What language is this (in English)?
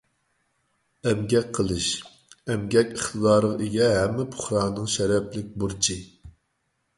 Uyghur